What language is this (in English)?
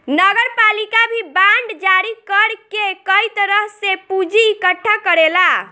Bhojpuri